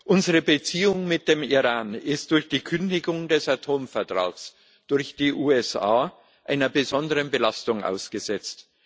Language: German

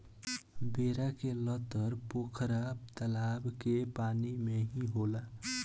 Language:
Bhojpuri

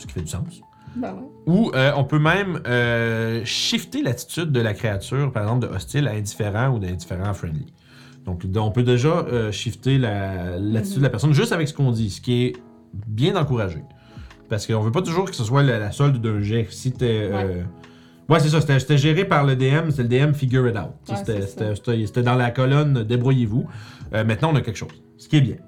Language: French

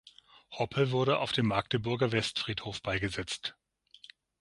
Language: German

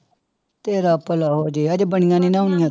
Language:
Punjabi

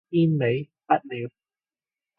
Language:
Cantonese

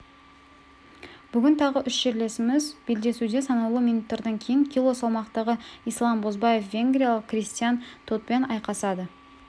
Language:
Kazakh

